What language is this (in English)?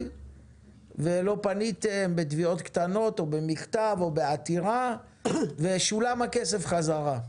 Hebrew